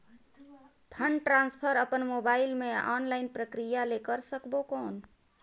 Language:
Chhattisgarhi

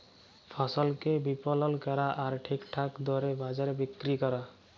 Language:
Bangla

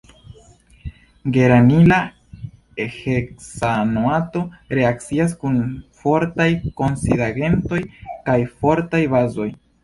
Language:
Esperanto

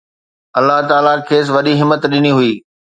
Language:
Sindhi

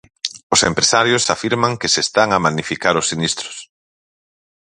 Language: Galician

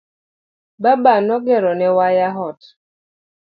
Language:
Luo (Kenya and Tanzania)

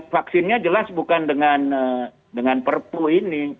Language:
Indonesian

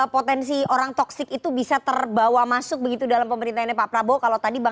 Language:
Indonesian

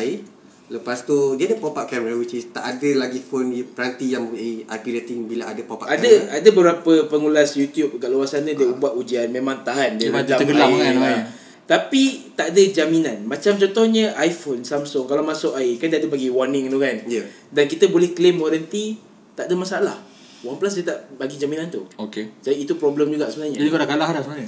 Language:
Malay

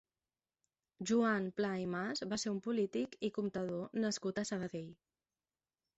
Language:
Catalan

